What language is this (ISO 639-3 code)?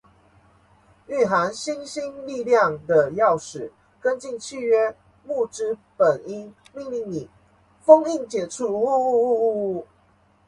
zho